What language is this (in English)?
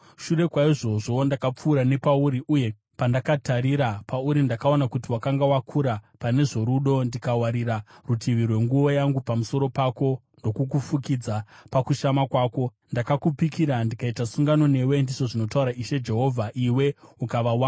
Shona